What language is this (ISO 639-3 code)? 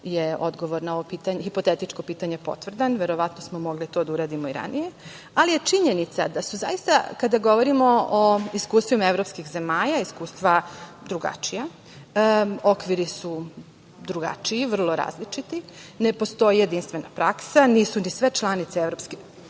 srp